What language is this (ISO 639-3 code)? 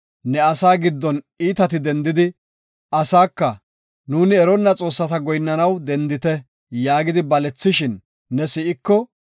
gof